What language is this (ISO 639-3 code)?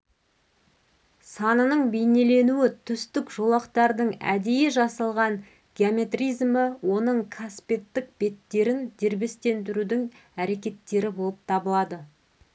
kaz